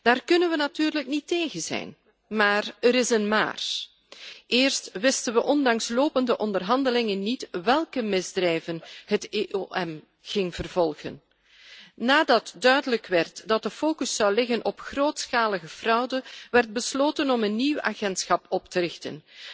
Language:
Dutch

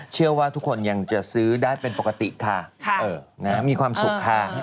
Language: Thai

